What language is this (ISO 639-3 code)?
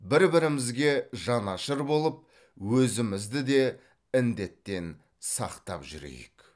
kaz